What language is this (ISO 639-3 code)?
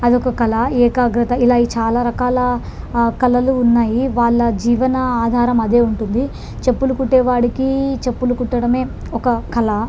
tel